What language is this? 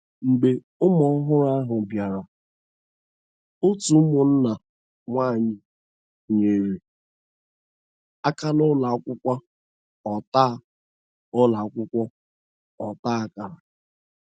Igbo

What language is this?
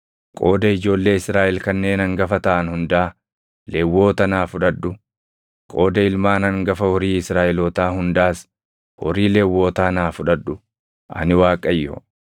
Oromo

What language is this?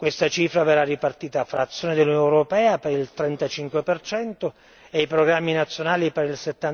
Italian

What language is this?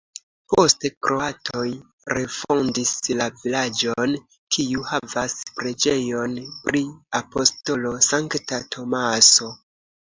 Esperanto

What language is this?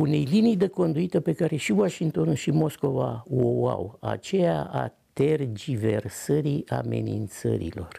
Romanian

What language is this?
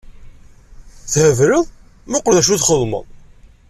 Kabyle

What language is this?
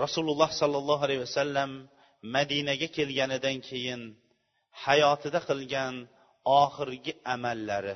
Bulgarian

